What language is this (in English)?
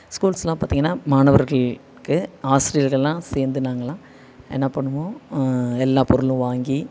Tamil